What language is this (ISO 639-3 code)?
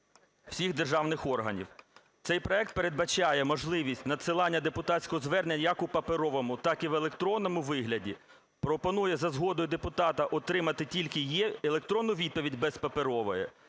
ukr